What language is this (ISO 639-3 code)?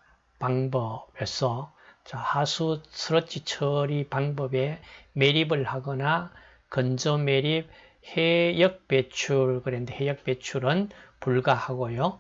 kor